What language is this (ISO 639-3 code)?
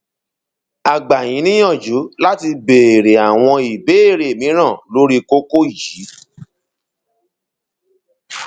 yor